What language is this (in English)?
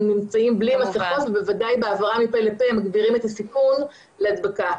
Hebrew